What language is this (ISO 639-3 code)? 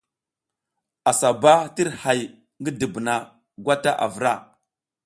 giz